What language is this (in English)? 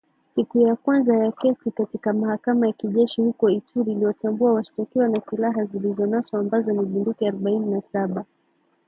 Swahili